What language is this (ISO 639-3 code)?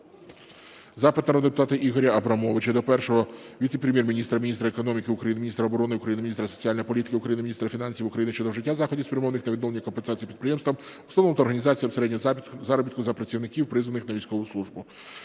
ukr